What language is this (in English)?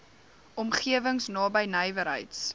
Afrikaans